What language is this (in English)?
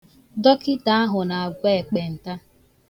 Igbo